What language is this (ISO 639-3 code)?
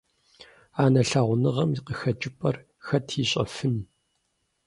kbd